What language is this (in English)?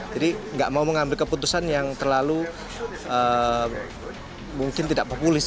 Indonesian